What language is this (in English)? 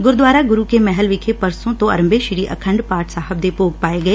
Punjabi